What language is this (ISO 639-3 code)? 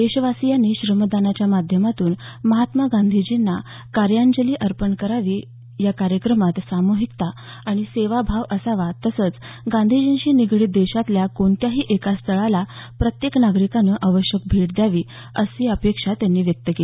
mar